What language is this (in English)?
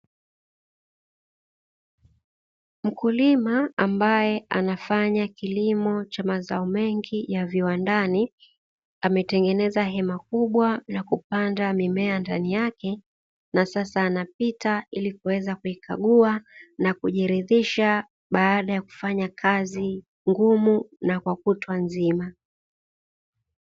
Swahili